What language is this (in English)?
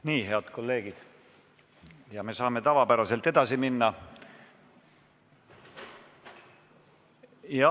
Estonian